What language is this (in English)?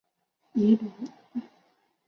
Chinese